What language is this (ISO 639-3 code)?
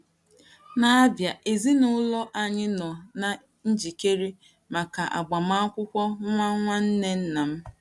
ibo